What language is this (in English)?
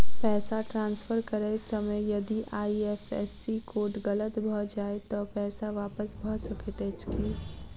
Maithili